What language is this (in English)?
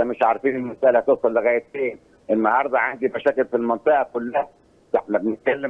Arabic